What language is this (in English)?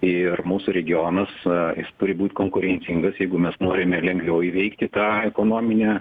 Lithuanian